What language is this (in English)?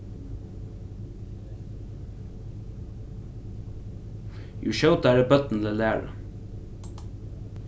Faroese